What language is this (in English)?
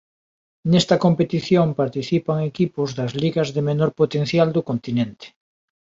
Galician